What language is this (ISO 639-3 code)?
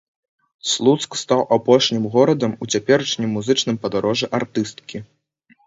bel